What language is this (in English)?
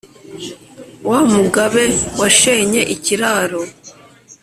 Kinyarwanda